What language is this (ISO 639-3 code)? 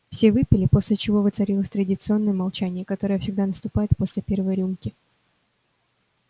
rus